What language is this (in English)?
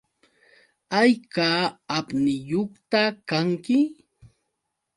Yauyos Quechua